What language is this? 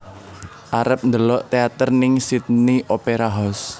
Javanese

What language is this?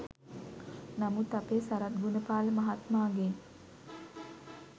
Sinhala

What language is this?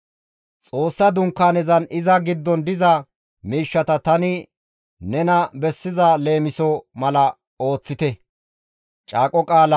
Gamo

